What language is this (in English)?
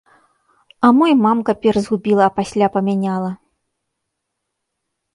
Belarusian